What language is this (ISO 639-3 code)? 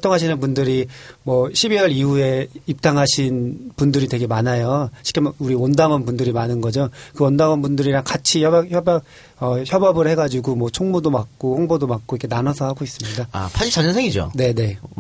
kor